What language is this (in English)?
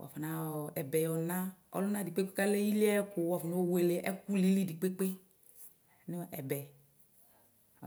Ikposo